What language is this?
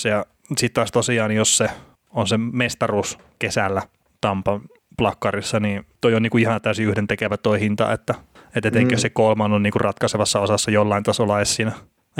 Finnish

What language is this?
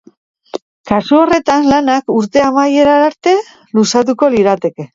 Basque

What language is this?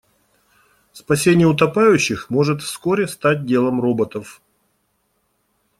Russian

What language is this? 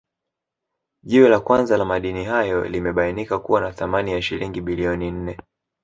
Swahili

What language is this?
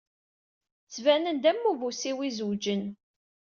Kabyle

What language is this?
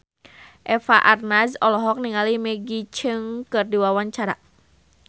Sundanese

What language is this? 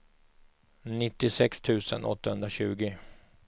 Swedish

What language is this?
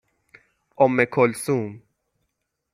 Persian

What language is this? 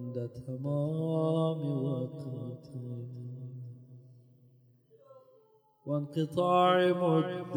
Arabic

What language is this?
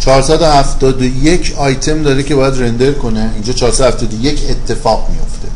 Persian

